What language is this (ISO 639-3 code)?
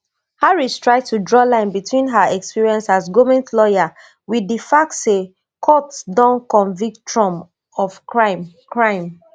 pcm